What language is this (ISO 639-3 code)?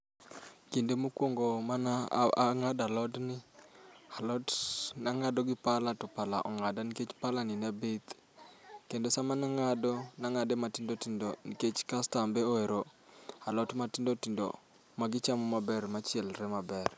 luo